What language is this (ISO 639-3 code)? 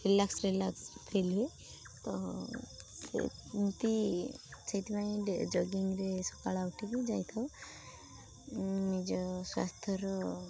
ori